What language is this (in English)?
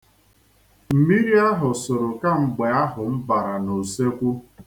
Igbo